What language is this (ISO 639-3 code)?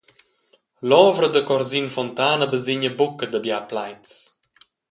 roh